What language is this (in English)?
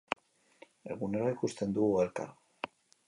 Basque